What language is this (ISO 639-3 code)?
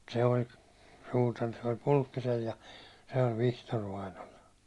fin